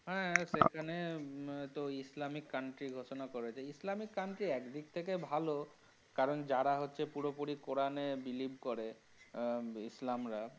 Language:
Bangla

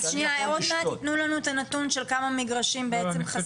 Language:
Hebrew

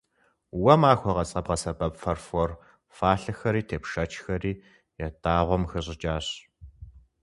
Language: Kabardian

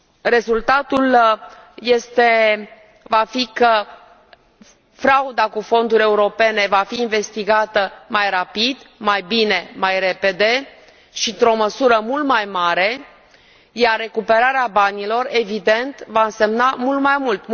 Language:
Romanian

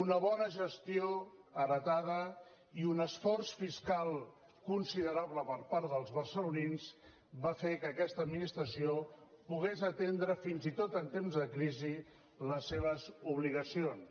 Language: Catalan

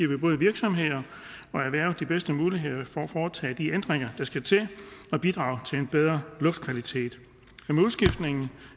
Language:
Danish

